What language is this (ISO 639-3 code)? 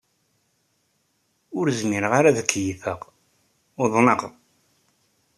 kab